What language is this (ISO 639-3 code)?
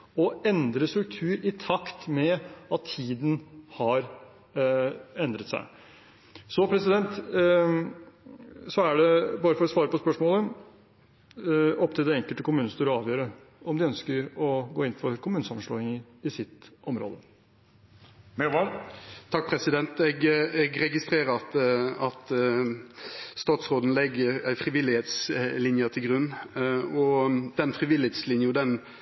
nor